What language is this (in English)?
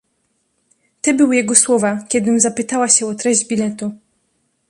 Polish